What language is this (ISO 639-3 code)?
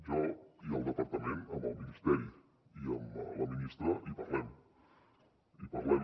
cat